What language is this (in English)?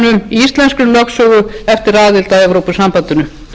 Icelandic